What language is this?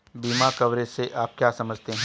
Hindi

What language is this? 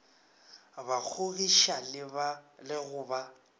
Northern Sotho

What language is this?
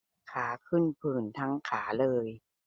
Thai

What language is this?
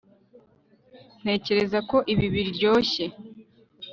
Kinyarwanda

